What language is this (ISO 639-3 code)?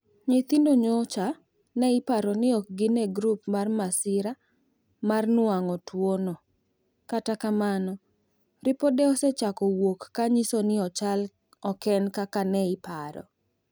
luo